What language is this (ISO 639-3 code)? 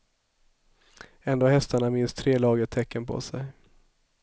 swe